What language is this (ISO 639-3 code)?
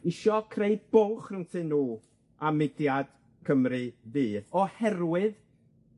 cym